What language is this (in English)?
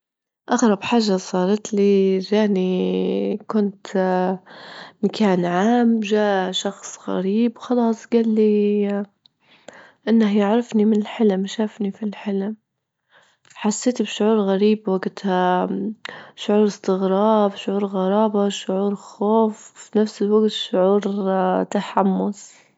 Libyan Arabic